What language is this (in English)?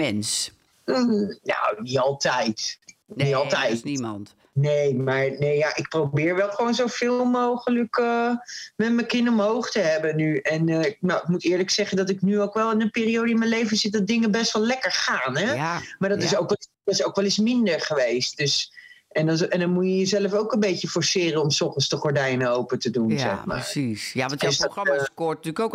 Dutch